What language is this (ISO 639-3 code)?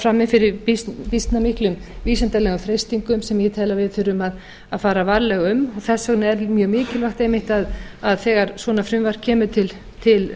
isl